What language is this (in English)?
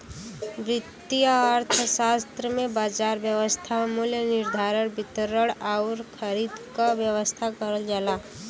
Bhojpuri